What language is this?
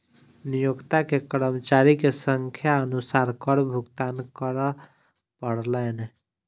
Maithili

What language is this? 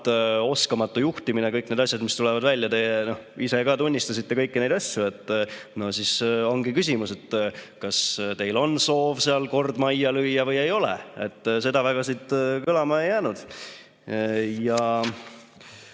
Estonian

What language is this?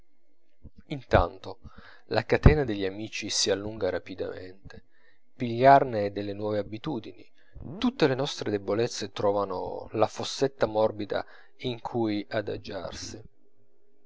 Italian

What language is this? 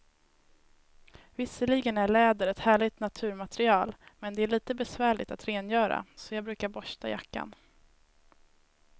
Swedish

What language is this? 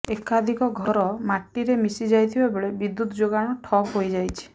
Odia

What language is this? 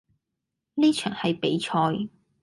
Cantonese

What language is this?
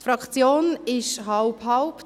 Swiss German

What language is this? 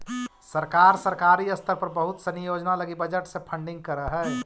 Magahi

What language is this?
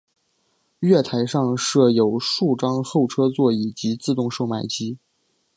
Chinese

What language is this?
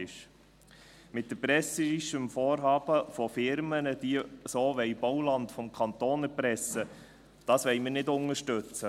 Swiss German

